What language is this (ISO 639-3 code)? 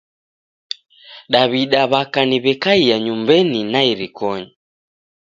dav